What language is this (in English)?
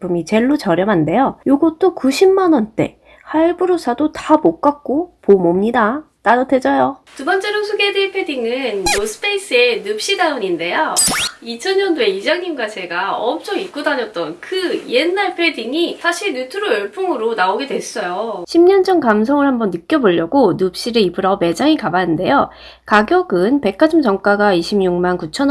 Korean